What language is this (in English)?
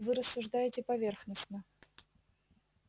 Russian